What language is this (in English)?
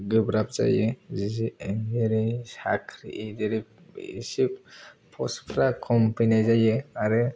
Bodo